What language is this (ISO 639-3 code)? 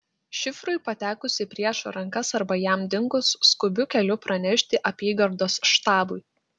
lit